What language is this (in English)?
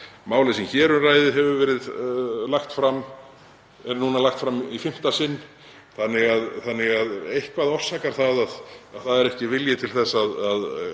Icelandic